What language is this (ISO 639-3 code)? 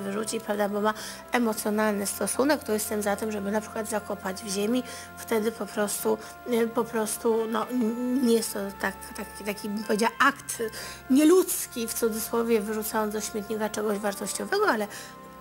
pol